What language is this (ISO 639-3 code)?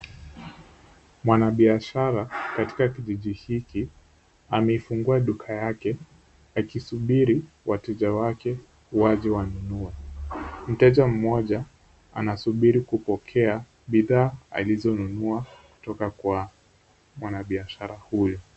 swa